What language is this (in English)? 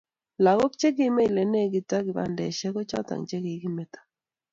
Kalenjin